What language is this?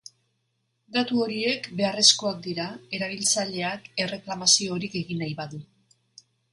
Basque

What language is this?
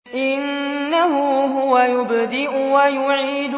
Arabic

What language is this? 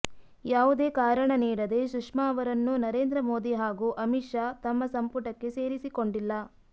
Kannada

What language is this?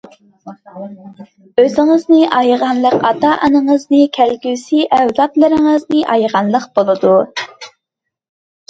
Uyghur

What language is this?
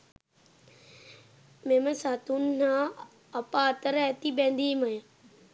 Sinhala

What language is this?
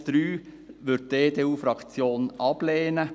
Swiss German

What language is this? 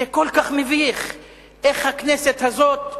Hebrew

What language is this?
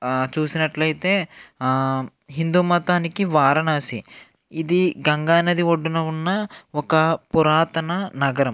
Telugu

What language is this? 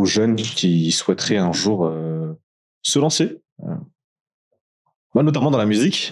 French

